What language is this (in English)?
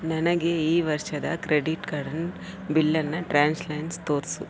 Kannada